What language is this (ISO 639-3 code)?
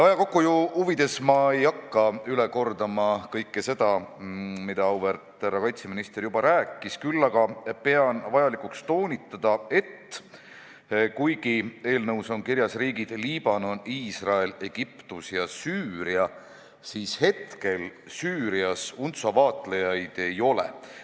est